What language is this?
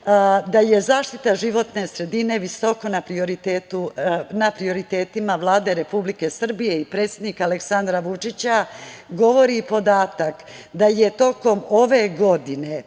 Serbian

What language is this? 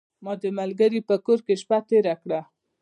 Pashto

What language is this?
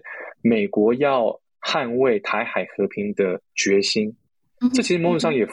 Chinese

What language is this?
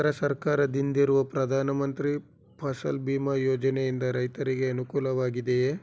Kannada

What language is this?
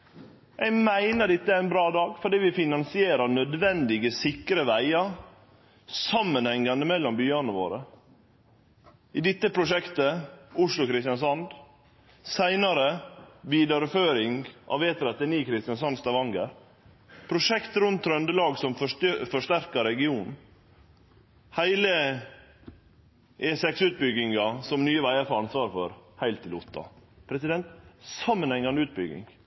Norwegian Nynorsk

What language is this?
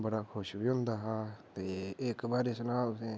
Dogri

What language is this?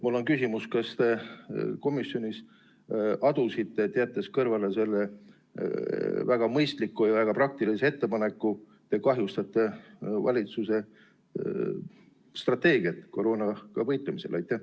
Estonian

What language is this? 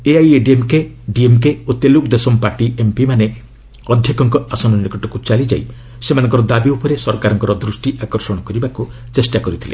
Odia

